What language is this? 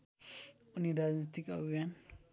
Nepali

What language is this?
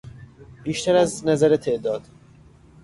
Persian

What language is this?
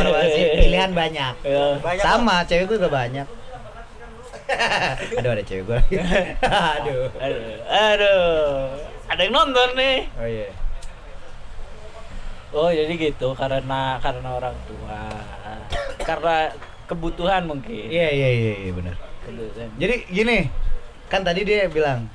Indonesian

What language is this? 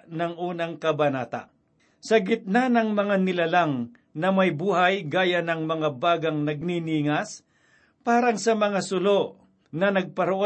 Filipino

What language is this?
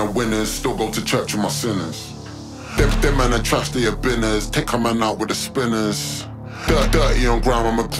English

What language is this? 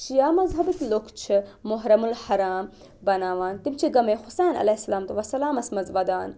Kashmiri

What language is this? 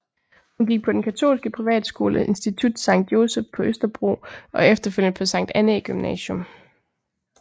Danish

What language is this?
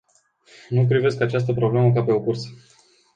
Romanian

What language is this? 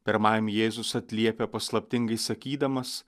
Lithuanian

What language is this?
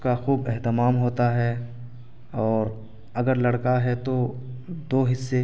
Urdu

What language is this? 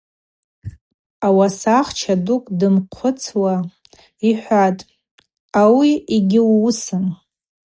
Abaza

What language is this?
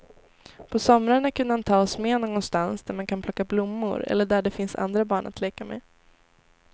Swedish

